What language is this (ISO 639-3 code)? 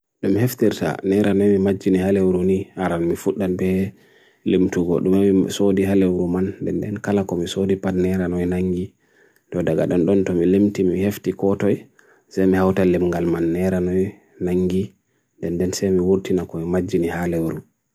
fui